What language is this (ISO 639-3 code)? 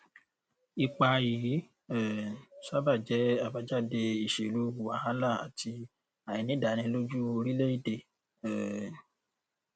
yor